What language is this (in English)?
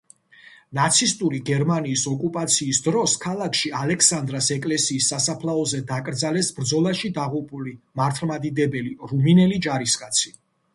Georgian